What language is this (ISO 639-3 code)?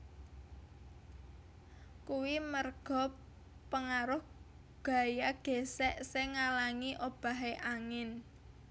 jav